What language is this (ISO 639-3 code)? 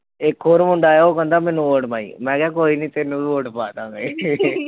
pan